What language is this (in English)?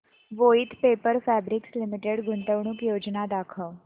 Marathi